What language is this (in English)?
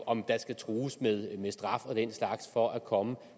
Danish